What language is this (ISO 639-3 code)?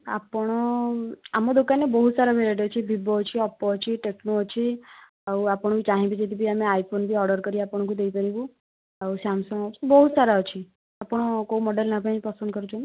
ori